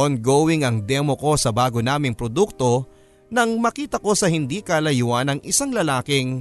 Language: Filipino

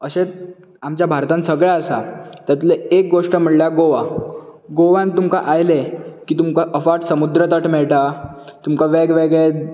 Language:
Konkani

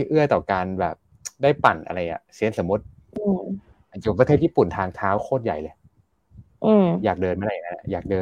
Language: Thai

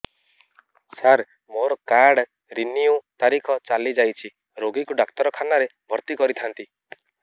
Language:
Odia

